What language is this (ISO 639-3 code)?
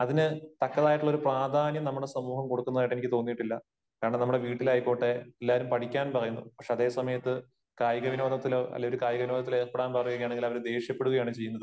mal